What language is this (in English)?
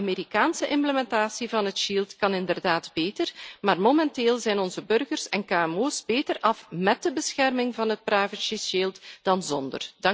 Dutch